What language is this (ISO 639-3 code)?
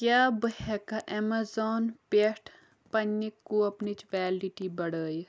kas